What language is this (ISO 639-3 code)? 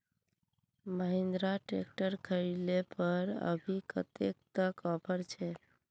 mag